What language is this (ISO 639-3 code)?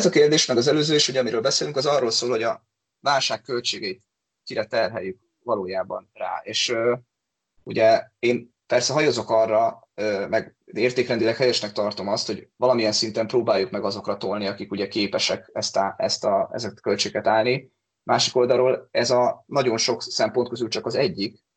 hun